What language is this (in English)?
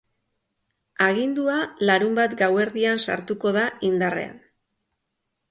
Basque